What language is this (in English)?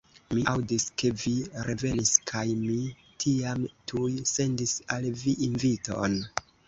Esperanto